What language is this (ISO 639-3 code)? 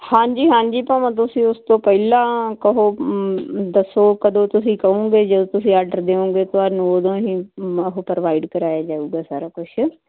pan